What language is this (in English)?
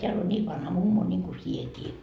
Finnish